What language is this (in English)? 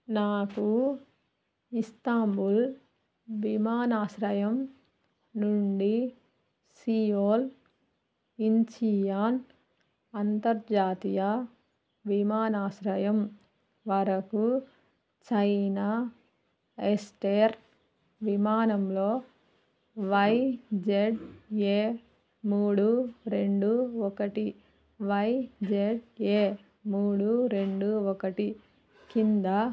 Telugu